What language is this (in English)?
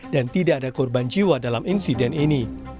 Indonesian